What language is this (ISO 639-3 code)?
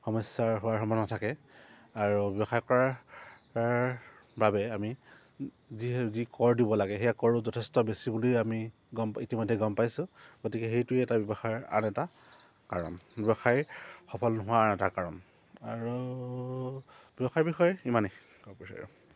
asm